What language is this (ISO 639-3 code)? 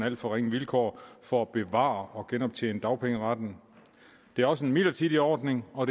dan